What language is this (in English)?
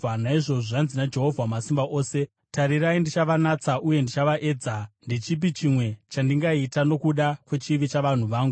Shona